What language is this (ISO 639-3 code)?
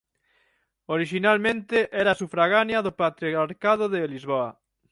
glg